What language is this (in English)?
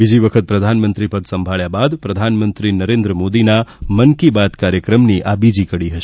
Gujarati